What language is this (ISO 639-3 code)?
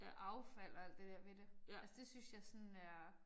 dan